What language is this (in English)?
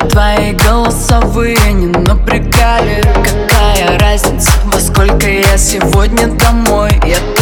Russian